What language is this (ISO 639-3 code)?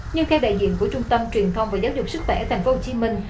vie